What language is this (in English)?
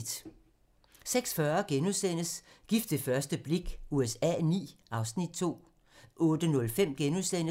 Danish